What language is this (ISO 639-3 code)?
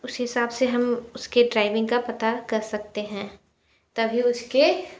hin